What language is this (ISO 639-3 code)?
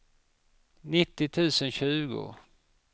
swe